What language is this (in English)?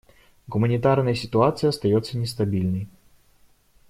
Russian